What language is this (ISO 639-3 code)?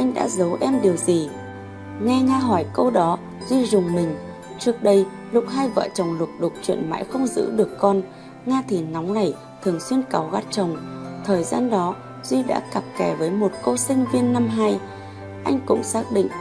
vie